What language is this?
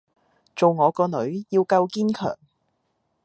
Cantonese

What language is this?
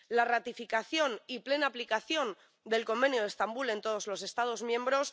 Spanish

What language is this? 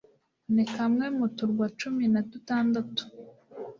Kinyarwanda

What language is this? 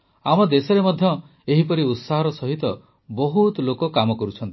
Odia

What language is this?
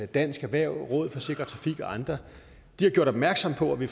Danish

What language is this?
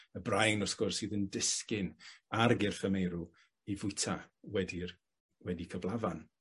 Welsh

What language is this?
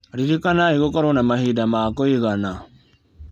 Kikuyu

